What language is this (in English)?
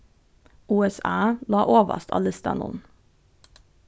Faroese